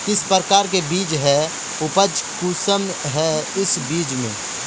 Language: Magahi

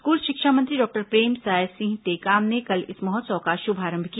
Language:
Hindi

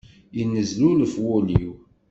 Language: Kabyle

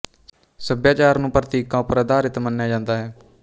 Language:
Punjabi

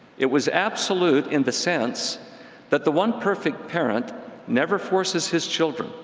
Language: English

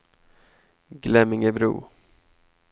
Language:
Swedish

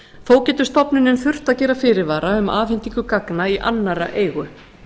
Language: Icelandic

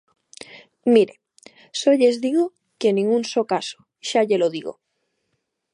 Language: Galician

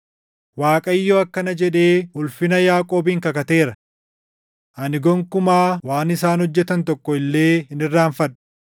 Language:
Oromo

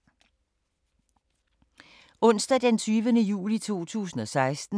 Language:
Danish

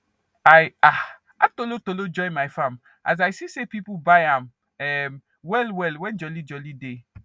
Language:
Nigerian Pidgin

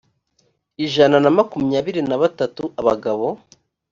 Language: Kinyarwanda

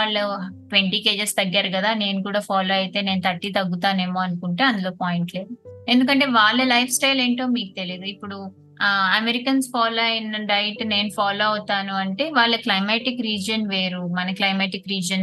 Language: Telugu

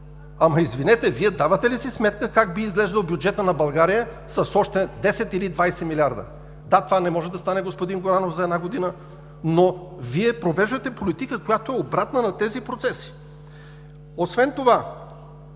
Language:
Bulgarian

